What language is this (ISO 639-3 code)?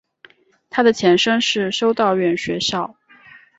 zho